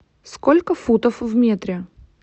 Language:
Russian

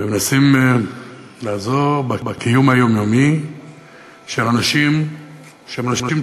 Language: Hebrew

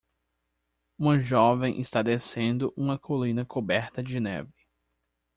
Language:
Portuguese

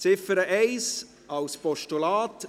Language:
Swiss German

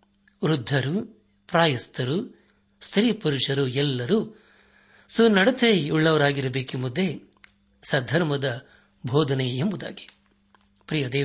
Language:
Kannada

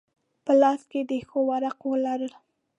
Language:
Pashto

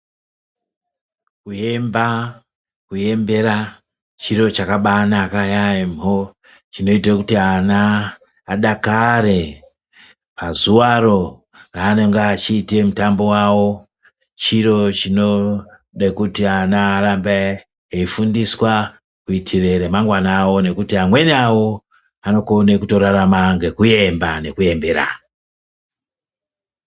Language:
Ndau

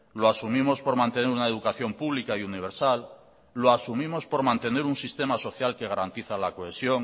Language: Spanish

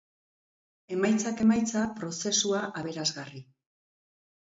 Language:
Basque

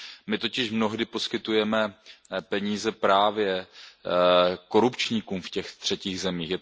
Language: Czech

